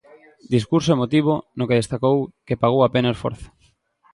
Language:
Galician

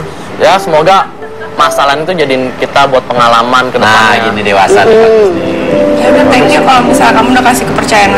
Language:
Indonesian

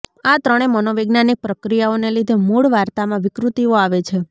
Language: Gujarati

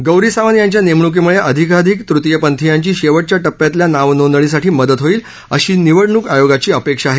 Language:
Marathi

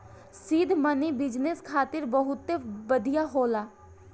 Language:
Bhojpuri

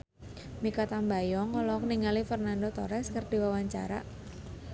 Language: Sundanese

